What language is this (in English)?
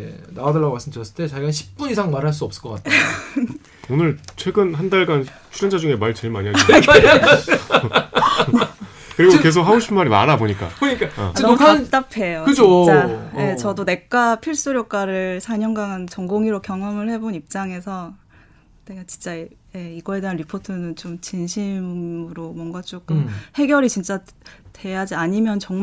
Korean